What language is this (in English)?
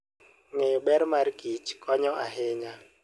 Luo (Kenya and Tanzania)